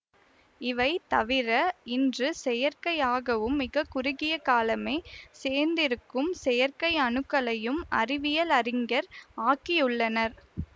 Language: Tamil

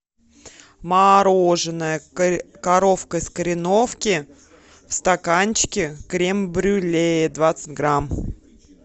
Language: Russian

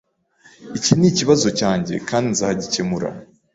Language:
Kinyarwanda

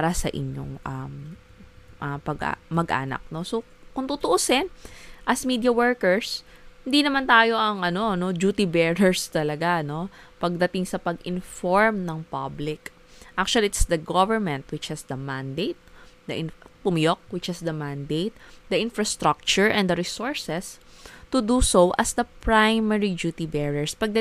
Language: Filipino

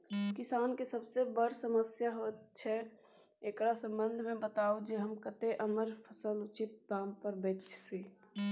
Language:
Maithili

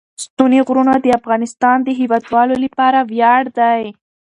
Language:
Pashto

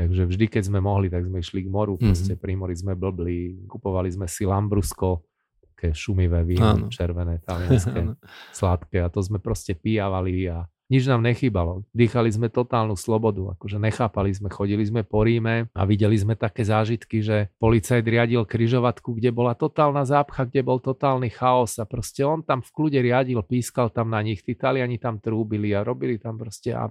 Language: Slovak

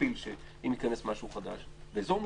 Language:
Hebrew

